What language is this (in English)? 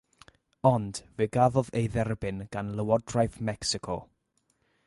Welsh